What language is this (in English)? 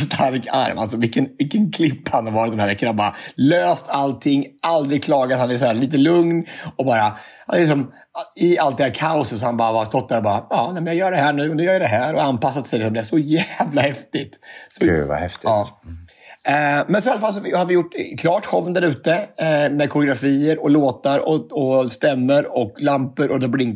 Swedish